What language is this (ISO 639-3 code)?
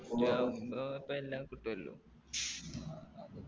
mal